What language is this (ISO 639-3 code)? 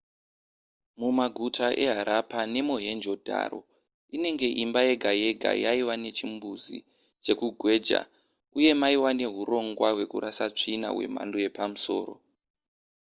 sna